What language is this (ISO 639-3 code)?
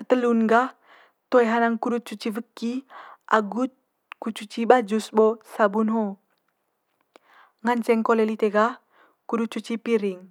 mqy